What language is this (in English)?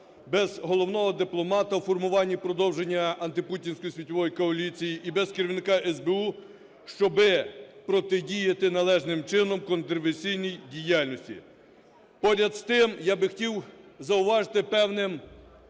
Ukrainian